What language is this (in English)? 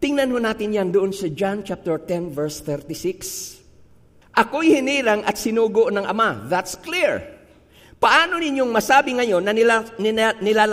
Filipino